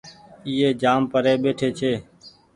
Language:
Goaria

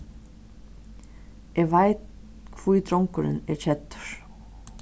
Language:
Faroese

